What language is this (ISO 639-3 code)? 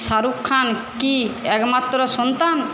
ben